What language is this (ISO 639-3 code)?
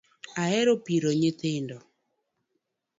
luo